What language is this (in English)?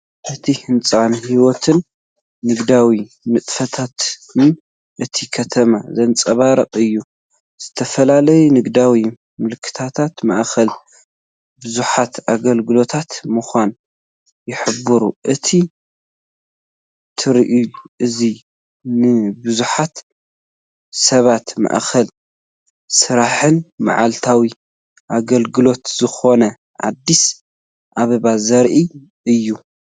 Tigrinya